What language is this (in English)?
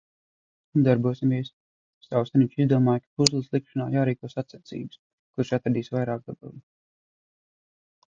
Latvian